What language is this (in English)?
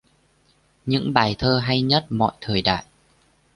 Vietnamese